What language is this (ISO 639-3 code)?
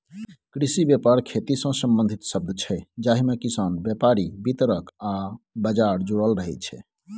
mai